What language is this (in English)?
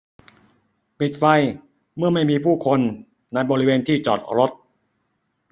Thai